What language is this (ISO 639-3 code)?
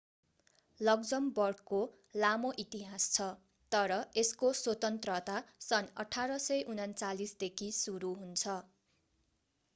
nep